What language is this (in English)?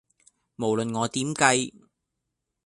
Cantonese